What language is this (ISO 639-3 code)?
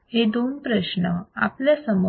mar